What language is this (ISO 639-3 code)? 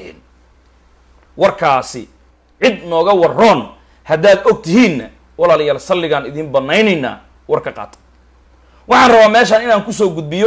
ara